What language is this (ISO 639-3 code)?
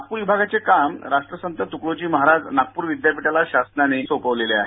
mar